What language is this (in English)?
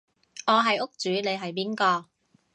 Cantonese